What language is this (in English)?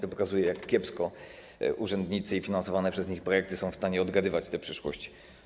Polish